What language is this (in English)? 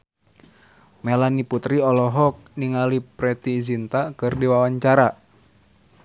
Sundanese